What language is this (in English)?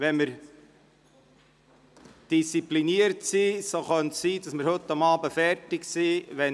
Swiss German